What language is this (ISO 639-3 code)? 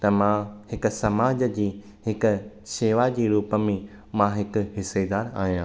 snd